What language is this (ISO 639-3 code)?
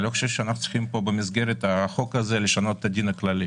heb